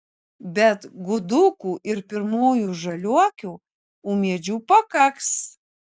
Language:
Lithuanian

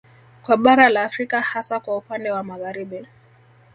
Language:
Swahili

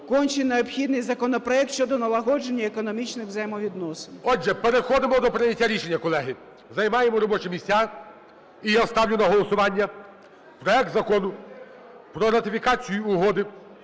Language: Ukrainian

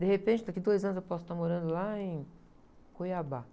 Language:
Portuguese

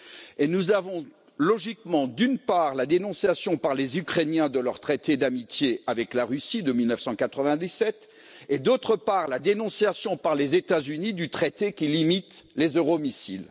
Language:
French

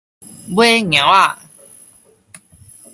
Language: Min Nan Chinese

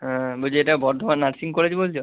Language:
Bangla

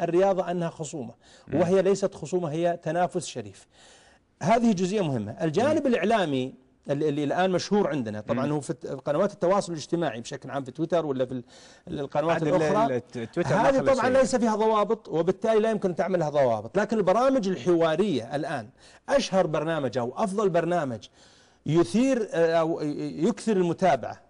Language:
Arabic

